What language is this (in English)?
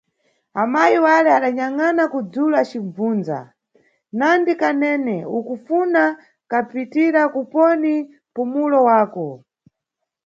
Nyungwe